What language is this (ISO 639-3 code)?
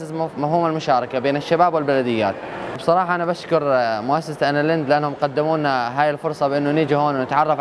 ara